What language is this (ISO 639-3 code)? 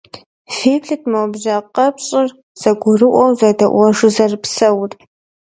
kbd